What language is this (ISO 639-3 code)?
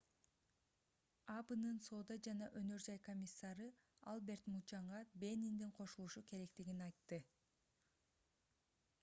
kir